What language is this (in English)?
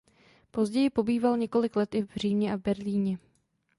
Czech